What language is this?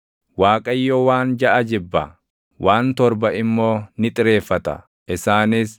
Oromo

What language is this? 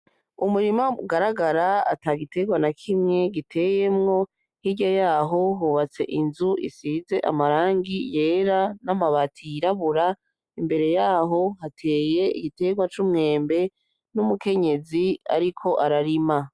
Rundi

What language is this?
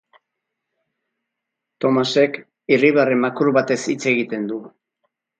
Basque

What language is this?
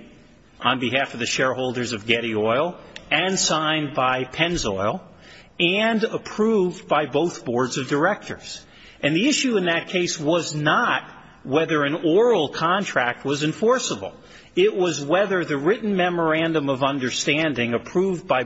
English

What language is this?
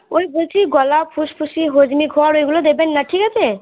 Bangla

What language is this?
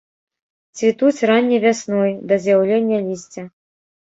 Belarusian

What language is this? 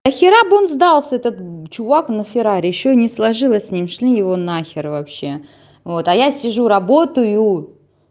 Russian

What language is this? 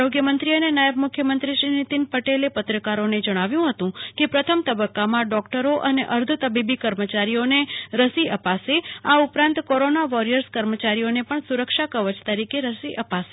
Gujarati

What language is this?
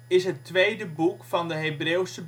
Dutch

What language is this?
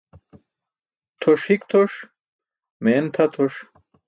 Burushaski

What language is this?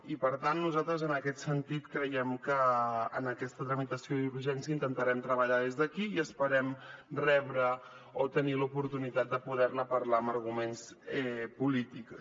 Catalan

